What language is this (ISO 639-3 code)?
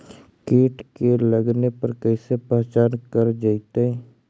mag